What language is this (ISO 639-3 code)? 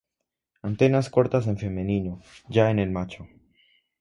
spa